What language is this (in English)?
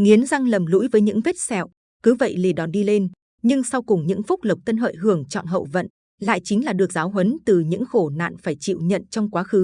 Vietnamese